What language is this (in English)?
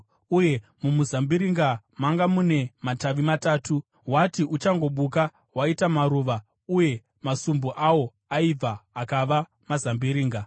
Shona